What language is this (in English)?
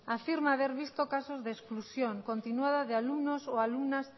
Spanish